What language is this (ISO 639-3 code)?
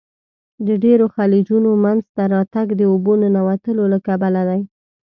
pus